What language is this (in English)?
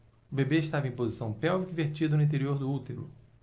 Portuguese